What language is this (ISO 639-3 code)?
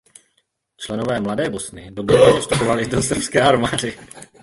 ces